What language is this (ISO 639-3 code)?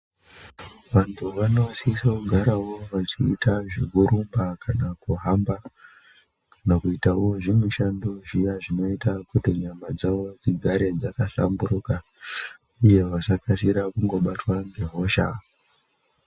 ndc